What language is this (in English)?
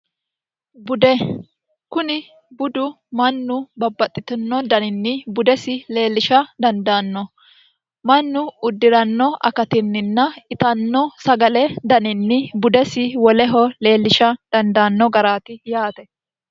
Sidamo